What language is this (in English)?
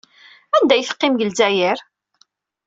Kabyle